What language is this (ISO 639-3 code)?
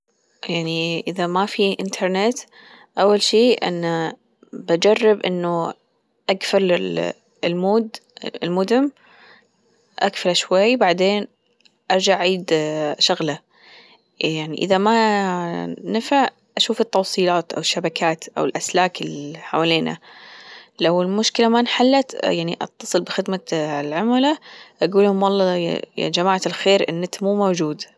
afb